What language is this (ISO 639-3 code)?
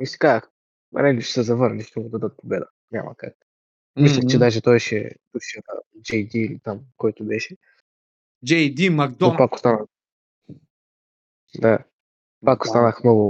bul